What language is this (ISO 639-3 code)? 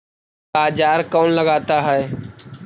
mag